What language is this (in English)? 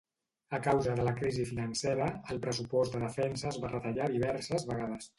Catalan